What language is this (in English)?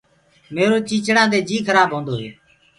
Gurgula